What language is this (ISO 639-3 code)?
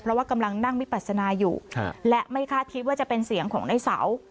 tha